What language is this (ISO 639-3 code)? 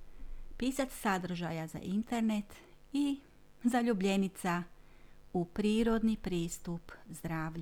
hrv